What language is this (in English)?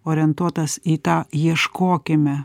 Lithuanian